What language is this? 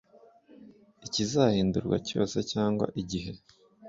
Kinyarwanda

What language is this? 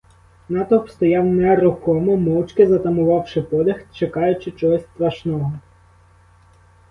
Ukrainian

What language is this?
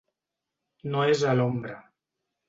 Catalan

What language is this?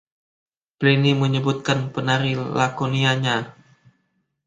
Indonesian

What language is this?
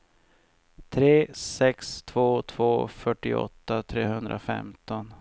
Swedish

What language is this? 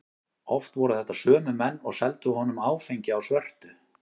Icelandic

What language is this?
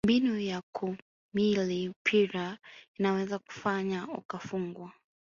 Swahili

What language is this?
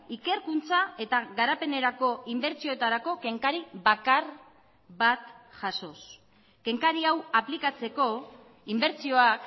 Basque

